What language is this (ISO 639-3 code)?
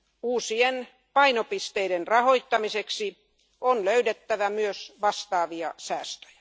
fin